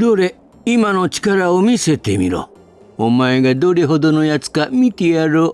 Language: Japanese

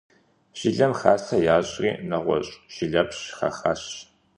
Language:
Kabardian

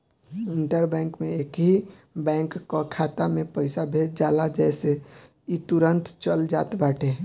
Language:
Bhojpuri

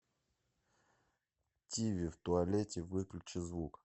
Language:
Russian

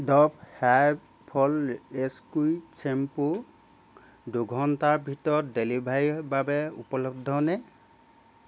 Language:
Assamese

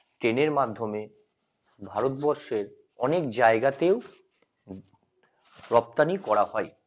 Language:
Bangla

